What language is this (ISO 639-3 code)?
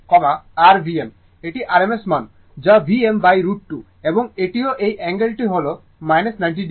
ben